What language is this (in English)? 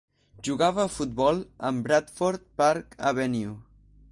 Catalan